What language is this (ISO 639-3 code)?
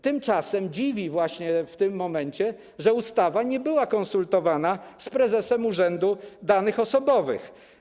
pol